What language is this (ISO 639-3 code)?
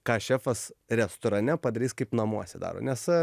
lit